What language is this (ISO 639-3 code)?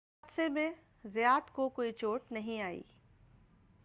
urd